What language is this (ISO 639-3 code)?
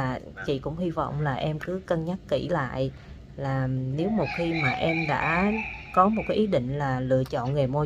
vie